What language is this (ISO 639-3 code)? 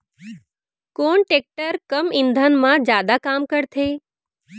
hne